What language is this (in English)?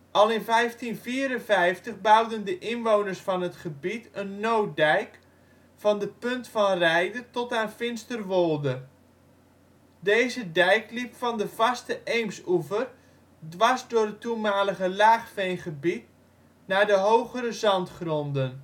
Dutch